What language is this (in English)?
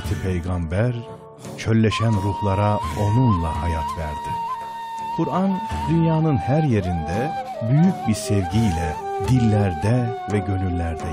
Turkish